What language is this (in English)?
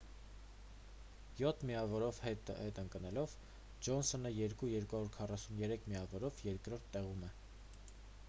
Armenian